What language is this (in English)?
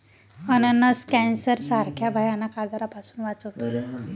Marathi